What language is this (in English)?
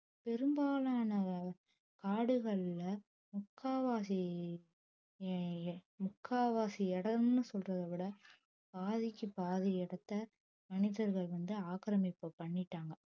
Tamil